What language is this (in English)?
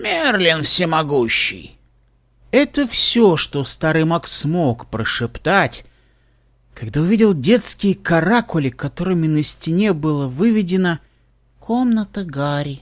Russian